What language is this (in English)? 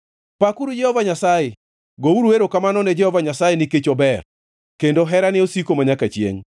Luo (Kenya and Tanzania)